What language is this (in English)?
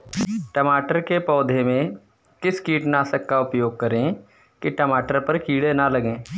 Hindi